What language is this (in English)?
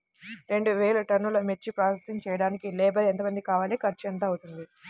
Telugu